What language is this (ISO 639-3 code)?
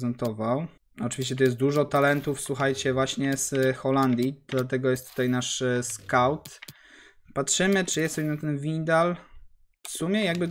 pol